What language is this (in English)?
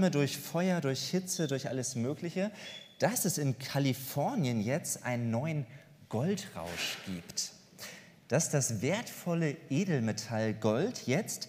German